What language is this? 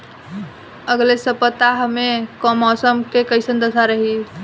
Bhojpuri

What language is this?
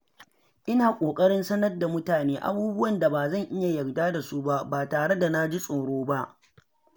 Hausa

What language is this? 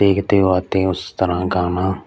Punjabi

